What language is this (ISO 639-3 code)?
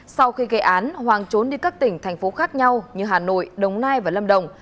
vie